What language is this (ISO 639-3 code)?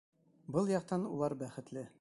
bak